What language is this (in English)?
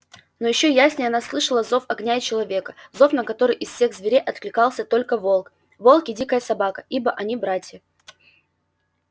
Russian